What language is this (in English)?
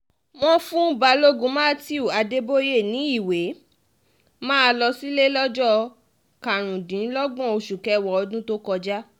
Yoruba